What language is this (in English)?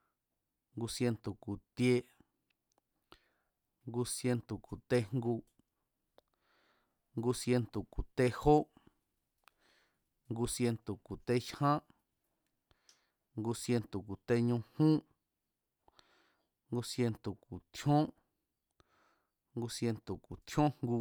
Mazatlán Mazatec